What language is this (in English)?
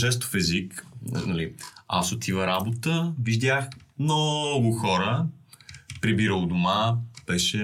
Bulgarian